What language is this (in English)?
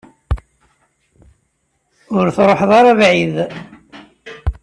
Kabyle